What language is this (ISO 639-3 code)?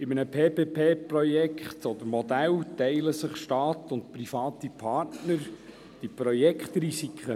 gsw